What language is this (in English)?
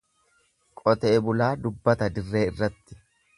Oromo